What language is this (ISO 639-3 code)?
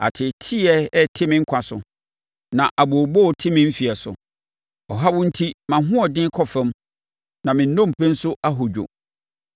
aka